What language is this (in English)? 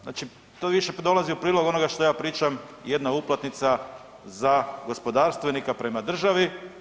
Croatian